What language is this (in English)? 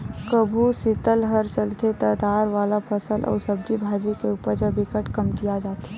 Chhattisgarhi